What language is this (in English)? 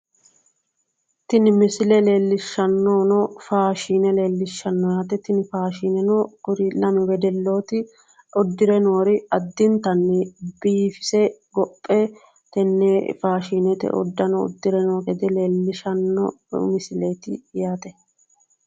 Sidamo